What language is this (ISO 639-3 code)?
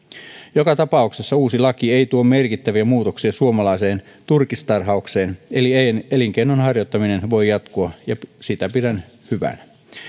fin